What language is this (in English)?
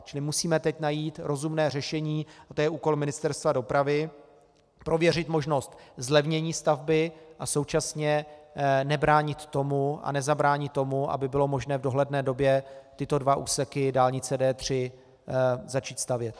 Czech